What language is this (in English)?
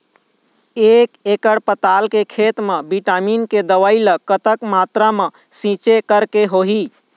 Chhattisgarhi